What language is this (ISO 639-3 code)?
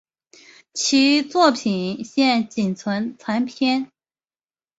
zho